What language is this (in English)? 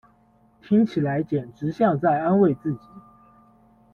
Chinese